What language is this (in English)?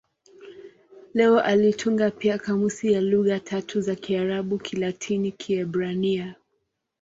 Swahili